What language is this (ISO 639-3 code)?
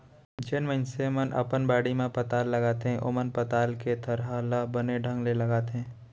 hne